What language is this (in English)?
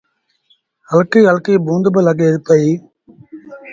Sindhi Bhil